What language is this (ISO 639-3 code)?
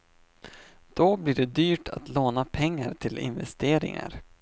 swe